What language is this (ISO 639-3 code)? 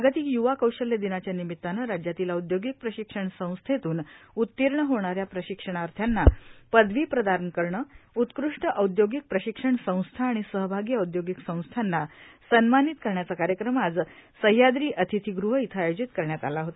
mar